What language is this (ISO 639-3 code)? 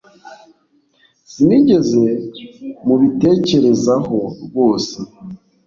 kin